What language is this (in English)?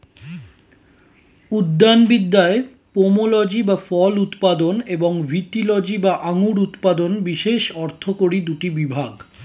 Bangla